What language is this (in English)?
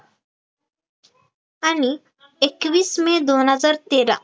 Marathi